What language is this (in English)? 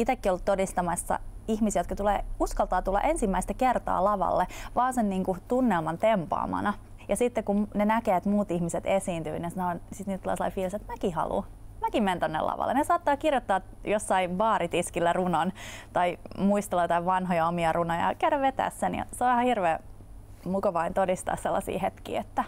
Finnish